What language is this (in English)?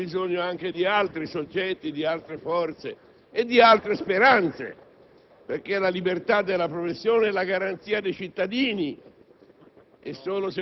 Italian